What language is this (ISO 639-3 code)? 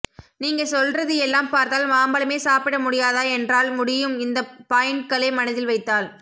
tam